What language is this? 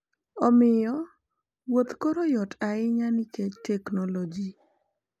Luo (Kenya and Tanzania)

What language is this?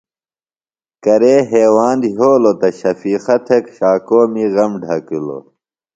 Phalura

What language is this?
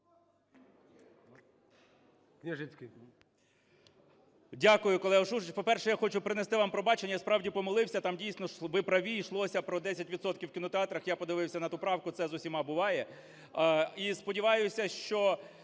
Ukrainian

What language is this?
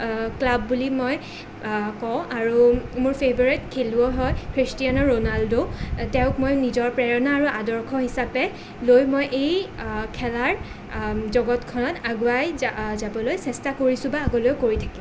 Assamese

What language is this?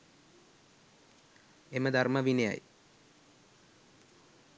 Sinhala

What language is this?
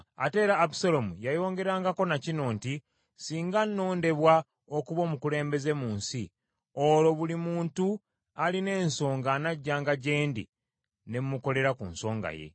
Ganda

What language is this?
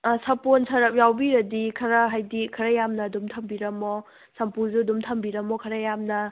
Manipuri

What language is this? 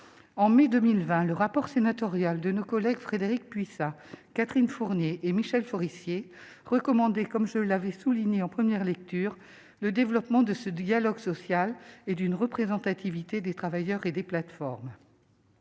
French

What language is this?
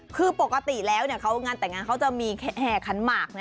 Thai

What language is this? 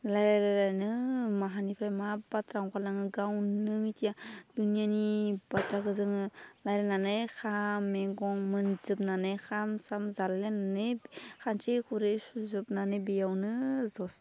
Bodo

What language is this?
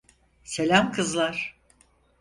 Turkish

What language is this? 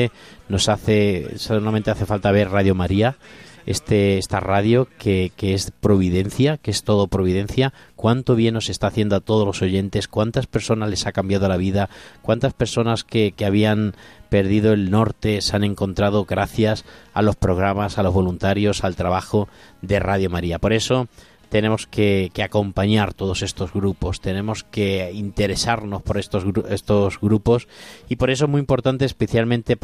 Spanish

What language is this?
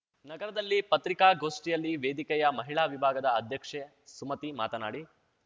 Kannada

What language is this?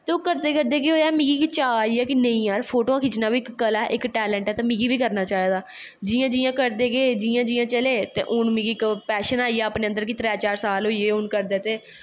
Dogri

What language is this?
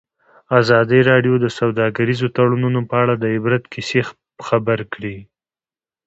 Pashto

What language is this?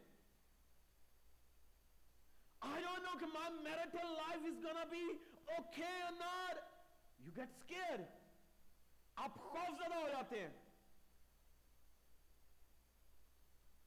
Urdu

